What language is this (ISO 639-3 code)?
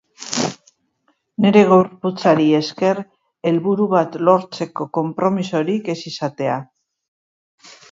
eus